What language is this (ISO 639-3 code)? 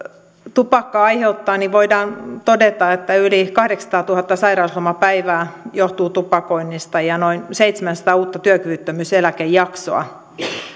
fin